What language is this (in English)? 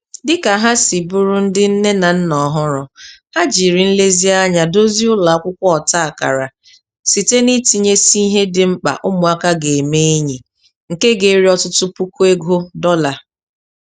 Igbo